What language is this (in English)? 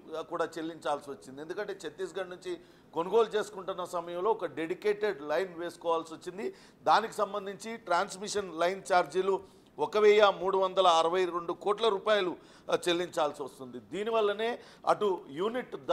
Telugu